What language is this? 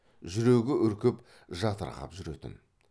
Kazakh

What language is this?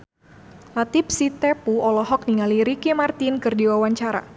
Sundanese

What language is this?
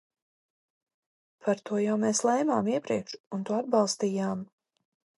Latvian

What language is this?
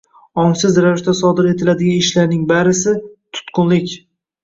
Uzbek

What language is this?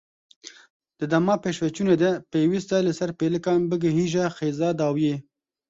Kurdish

